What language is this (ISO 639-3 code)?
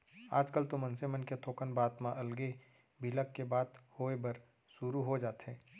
hne